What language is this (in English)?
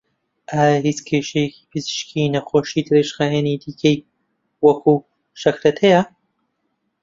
Central Kurdish